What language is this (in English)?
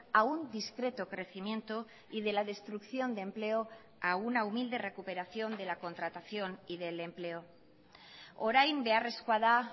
Spanish